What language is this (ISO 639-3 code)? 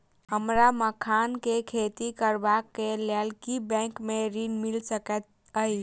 mai